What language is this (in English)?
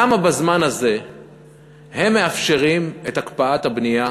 Hebrew